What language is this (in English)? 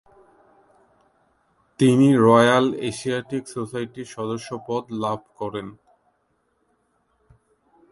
Bangla